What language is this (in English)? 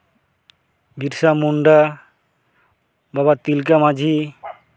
Santali